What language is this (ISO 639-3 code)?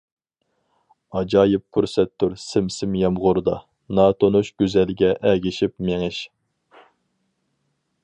uig